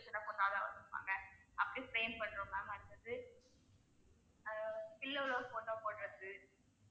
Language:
Tamil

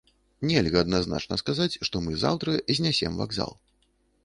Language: Belarusian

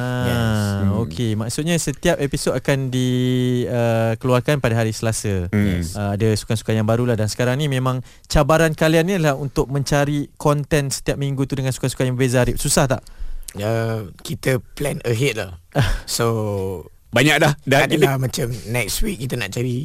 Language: Malay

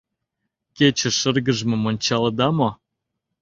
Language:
Mari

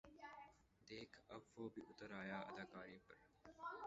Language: Urdu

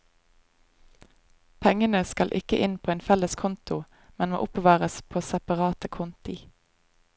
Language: Norwegian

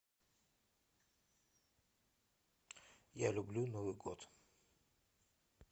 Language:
Russian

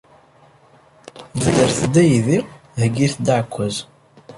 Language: Kabyle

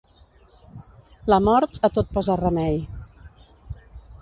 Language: Catalan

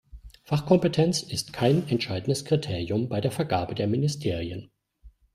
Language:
German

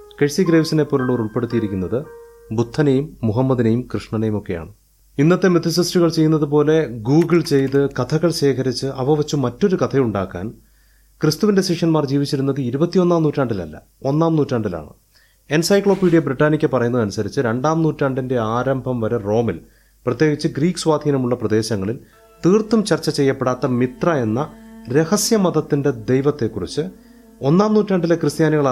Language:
Malayalam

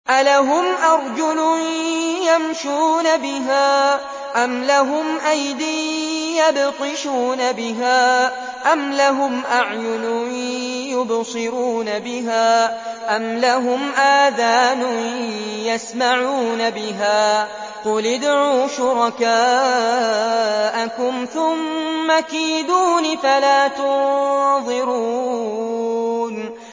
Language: Arabic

